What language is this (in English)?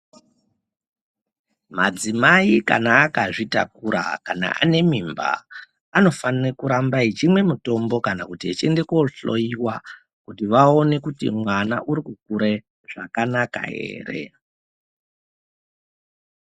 Ndau